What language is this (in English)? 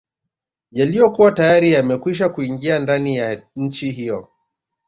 Swahili